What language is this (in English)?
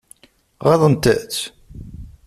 Kabyle